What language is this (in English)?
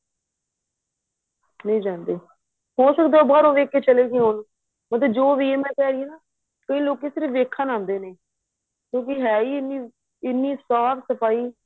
Punjabi